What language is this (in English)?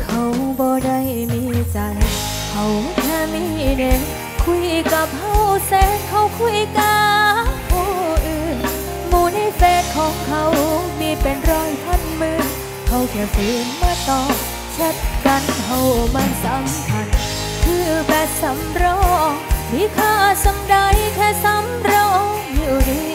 Thai